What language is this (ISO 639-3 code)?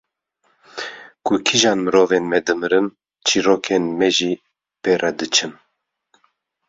kur